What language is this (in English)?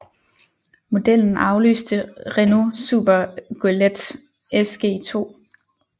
Danish